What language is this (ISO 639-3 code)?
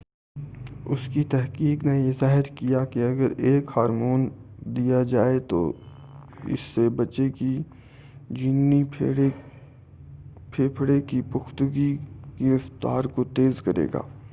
urd